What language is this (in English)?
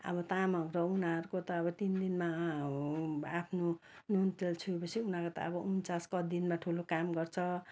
Nepali